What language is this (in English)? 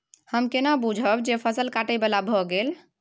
Maithili